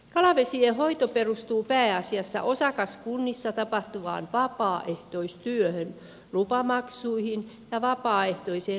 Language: Finnish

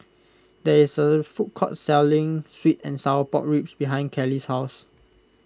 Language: English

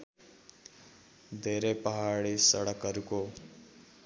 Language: Nepali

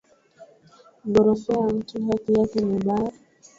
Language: Swahili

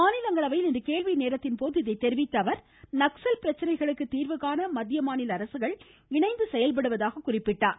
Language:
Tamil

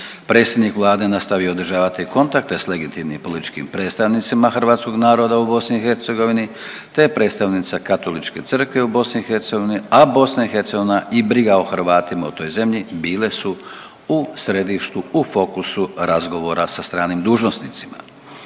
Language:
Croatian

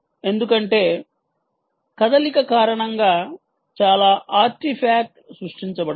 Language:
Telugu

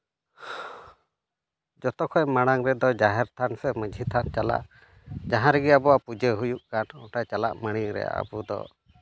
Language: Santali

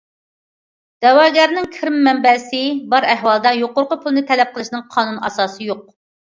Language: Uyghur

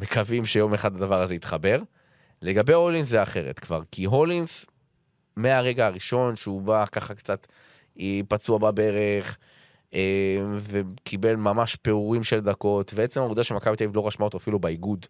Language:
Hebrew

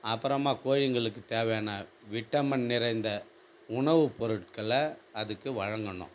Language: Tamil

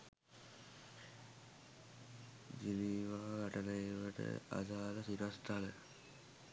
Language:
Sinhala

